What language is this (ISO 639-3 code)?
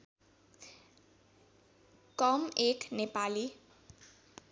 nep